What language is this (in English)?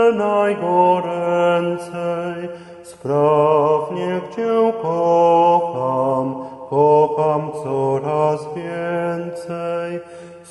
Polish